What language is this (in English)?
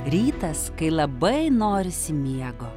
Lithuanian